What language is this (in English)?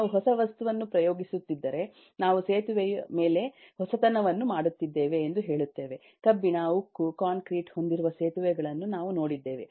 Kannada